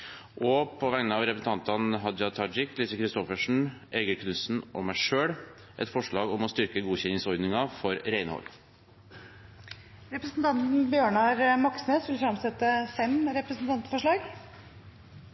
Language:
Norwegian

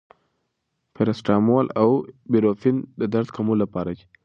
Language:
Pashto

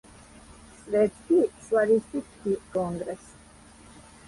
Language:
Serbian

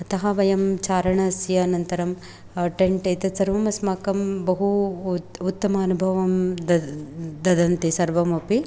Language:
Sanskrit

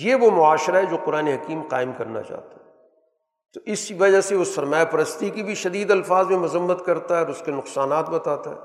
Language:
Urdu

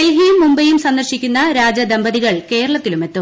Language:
Malayalam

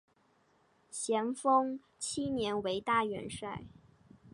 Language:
Chinese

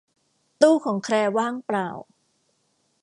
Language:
Thai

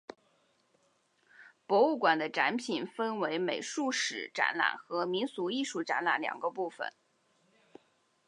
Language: Chinese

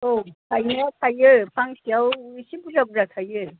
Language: Bodo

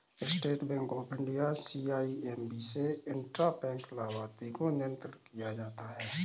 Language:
Hindi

